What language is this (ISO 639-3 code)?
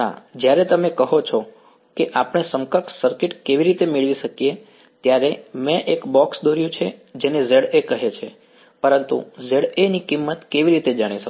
guj